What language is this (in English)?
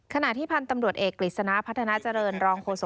Thai